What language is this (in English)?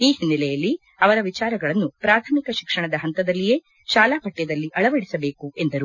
Kannada